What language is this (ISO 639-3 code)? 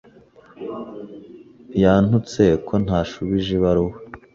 kin